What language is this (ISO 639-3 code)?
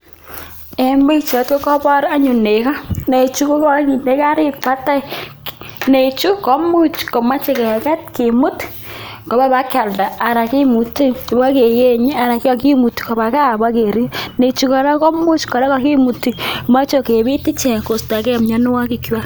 kln